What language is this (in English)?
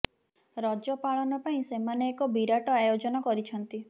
Odia